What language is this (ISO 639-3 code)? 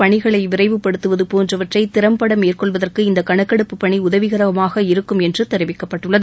tam